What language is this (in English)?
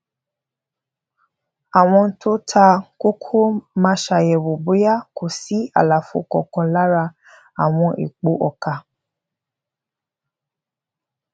Yoruba